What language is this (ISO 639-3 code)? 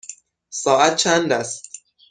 fas